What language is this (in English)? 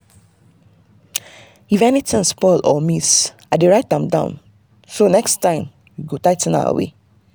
Nigerian Pidgin